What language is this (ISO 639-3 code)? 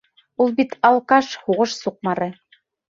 bak